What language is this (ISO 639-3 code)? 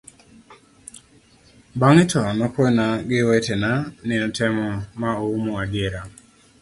luo